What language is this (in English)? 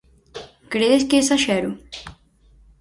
Galician